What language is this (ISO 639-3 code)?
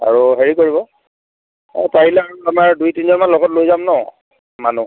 asm